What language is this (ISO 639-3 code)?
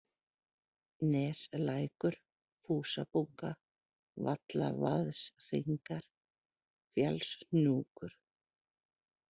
isl